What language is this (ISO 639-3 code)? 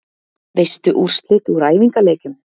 isl